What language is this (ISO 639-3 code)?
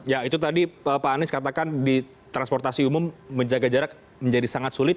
ind